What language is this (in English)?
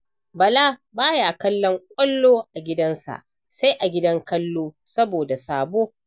Hausa